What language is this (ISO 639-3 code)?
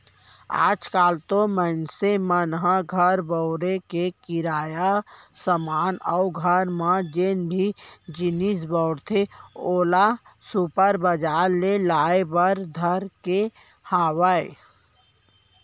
hne